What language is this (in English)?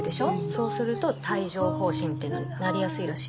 Japanese